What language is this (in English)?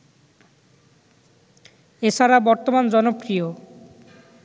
Bangla